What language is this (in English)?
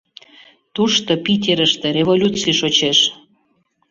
Mari